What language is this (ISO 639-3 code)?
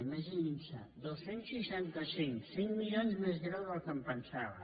cat